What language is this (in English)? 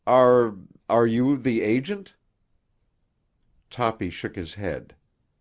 English